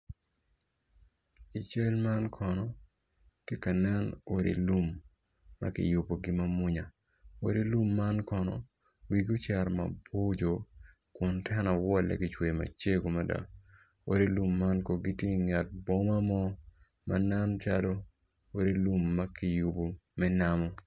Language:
Acoli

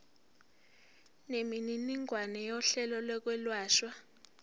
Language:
Zulu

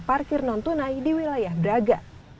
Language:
Indonesian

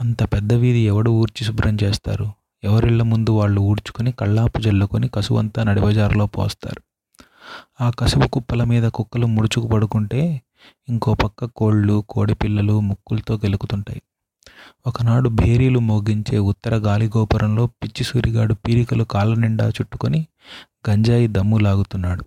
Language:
Telugu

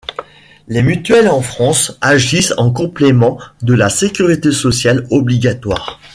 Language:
French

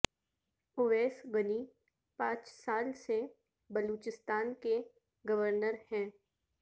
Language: Urdu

